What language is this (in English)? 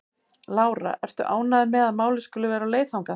Icelandic